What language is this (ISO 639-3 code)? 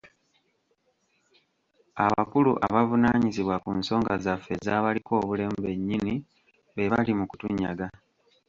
lug